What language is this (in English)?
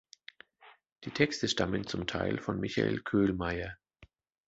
German